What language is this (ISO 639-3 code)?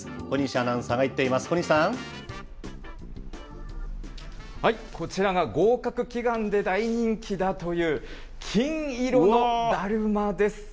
jpn